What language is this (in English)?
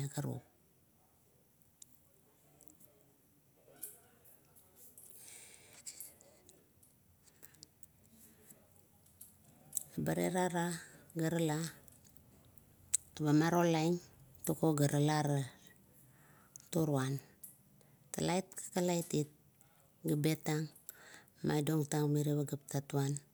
Kuot